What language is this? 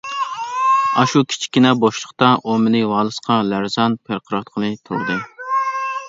Uyghur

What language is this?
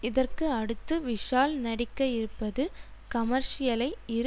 Tamil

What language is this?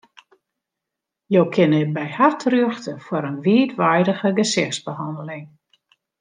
Western Frisian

